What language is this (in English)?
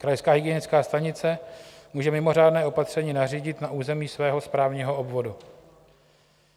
Czech